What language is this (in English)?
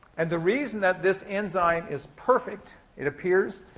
English